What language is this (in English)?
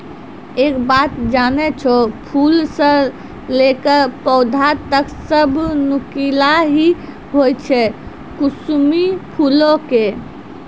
Maithili